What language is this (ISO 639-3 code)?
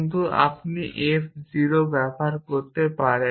ben